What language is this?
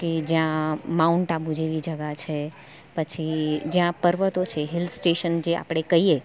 Gujarati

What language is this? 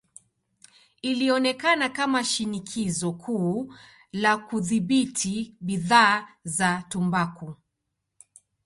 Swahili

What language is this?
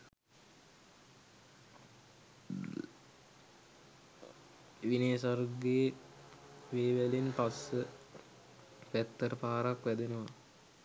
Sinhala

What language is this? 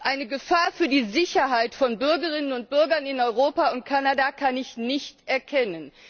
German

